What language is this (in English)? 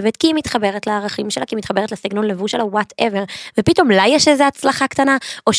Hebrew